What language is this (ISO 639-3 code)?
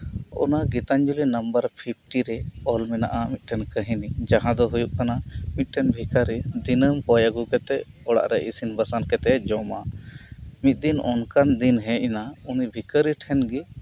sat